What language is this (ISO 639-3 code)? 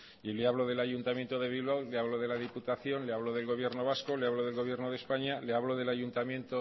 spa